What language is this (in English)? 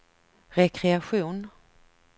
Swedish